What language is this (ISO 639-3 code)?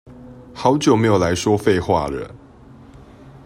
zho